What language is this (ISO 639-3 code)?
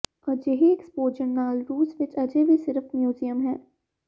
pan